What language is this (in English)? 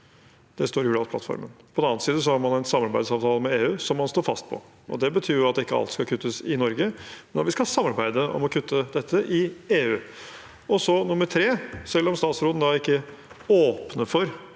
Norwegian